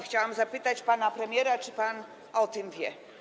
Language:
Polish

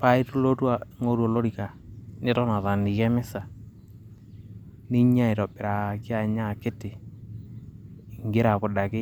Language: Masai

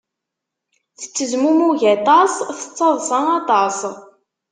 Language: Kabyle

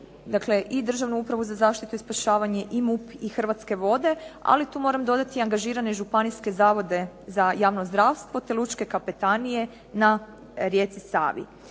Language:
Croatian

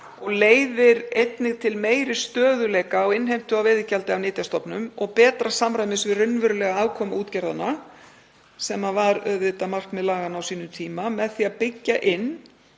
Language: Icelandic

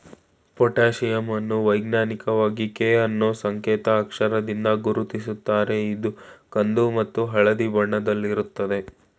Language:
Kannada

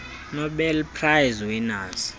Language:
Xhosa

